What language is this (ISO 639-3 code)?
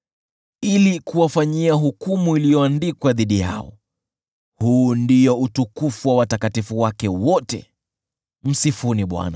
swa